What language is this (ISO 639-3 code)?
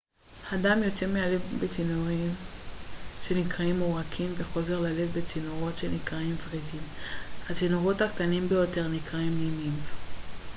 heb